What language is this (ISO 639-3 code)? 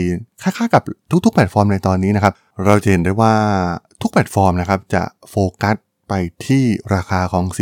tha